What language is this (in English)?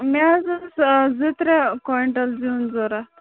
Kashmiri